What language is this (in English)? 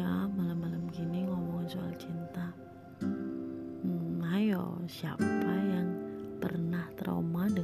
Indonesian